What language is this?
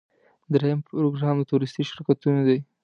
Pashto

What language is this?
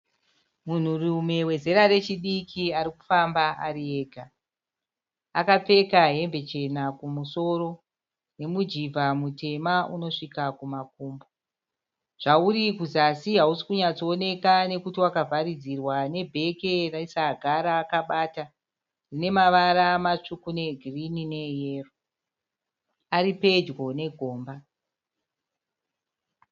Shona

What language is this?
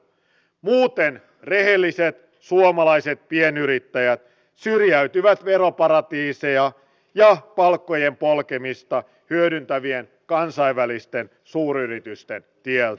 Finnish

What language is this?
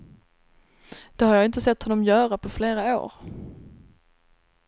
Swedish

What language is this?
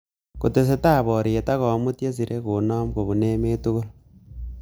Kalenjin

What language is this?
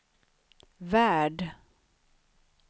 Swedish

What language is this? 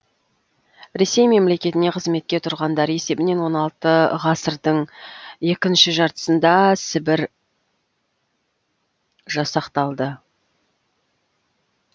Kazakh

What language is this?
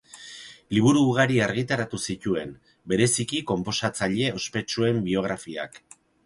Basque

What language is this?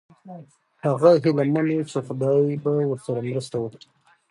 Pashto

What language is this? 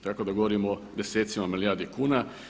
Croatian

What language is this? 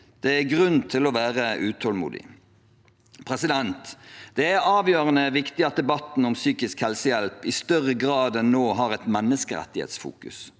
Norwegian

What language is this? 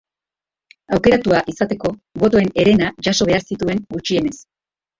Basque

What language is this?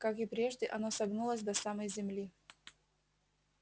Russian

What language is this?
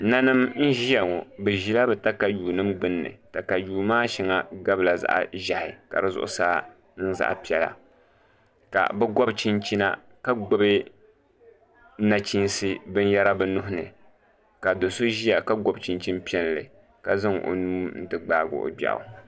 Dagbani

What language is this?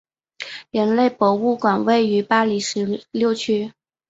Chinese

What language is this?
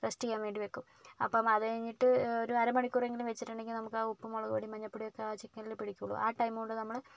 Malayalam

